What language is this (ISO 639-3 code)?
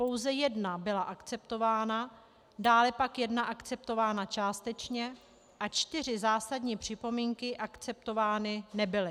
ces